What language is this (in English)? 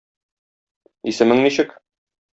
Tatar